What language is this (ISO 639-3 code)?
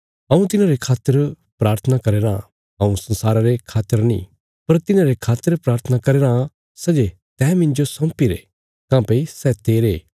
kfs